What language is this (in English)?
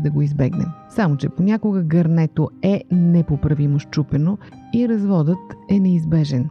Bulgarian